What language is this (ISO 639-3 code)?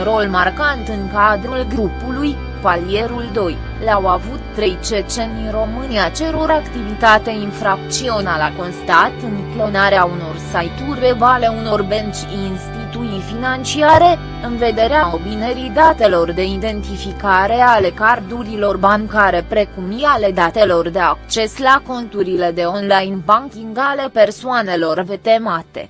ron